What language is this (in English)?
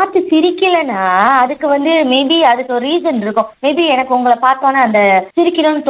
Tamil